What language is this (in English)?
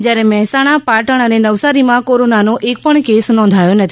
Gujarati